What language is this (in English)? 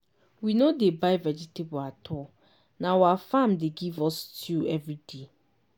Nigerian Pidgin